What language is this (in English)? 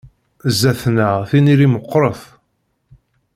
Kabyle